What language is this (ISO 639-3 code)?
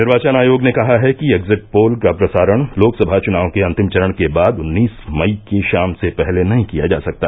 hin